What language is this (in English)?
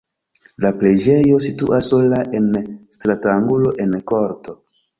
Esperanto